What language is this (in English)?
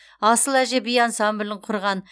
Kazakh